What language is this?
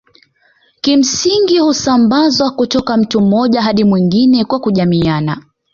Swahili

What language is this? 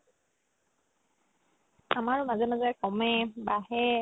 Assamese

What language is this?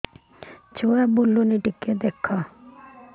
Odia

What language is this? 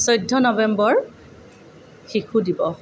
Assamese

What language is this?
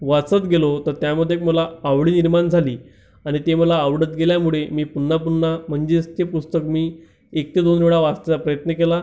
Marathi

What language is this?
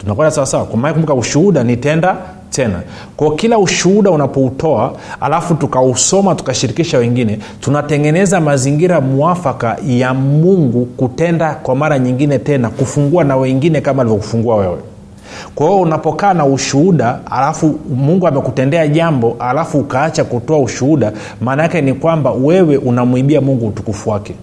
Swahili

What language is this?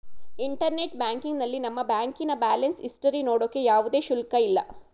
Kannada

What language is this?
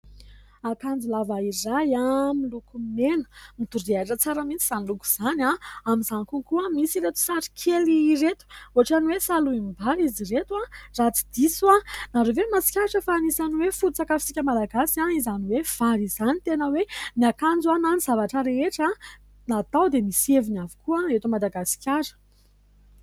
Malagasy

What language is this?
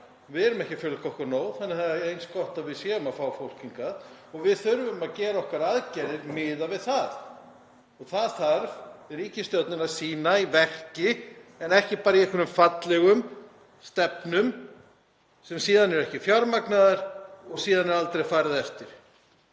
Icelandic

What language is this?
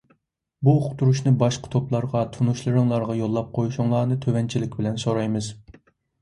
Uyghur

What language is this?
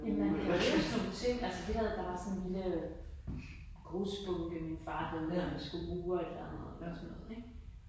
Danish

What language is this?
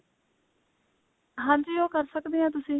Punjabi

